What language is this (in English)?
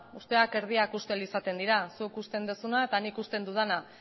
Basque